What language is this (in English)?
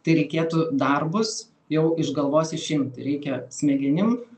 Lithuanian